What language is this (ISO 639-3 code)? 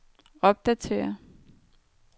dan